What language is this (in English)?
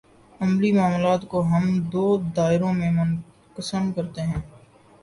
Urdu